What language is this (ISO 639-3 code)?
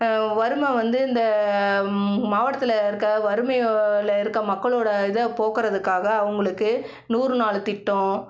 tam